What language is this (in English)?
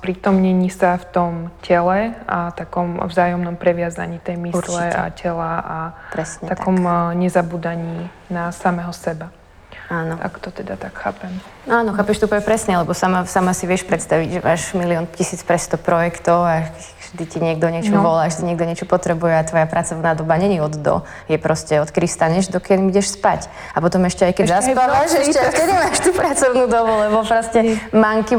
Slovak